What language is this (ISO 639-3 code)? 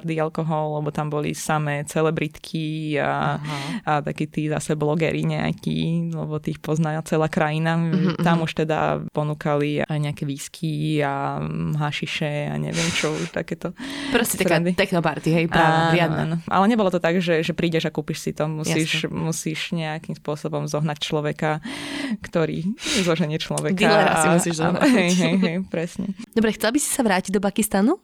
slk